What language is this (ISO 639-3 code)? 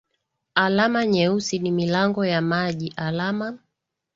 swa